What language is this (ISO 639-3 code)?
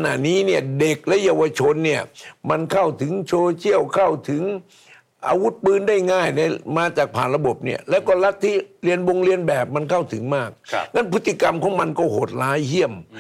tha